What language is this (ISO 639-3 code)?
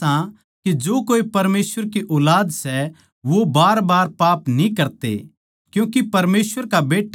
bgc